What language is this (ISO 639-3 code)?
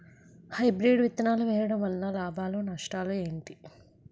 tel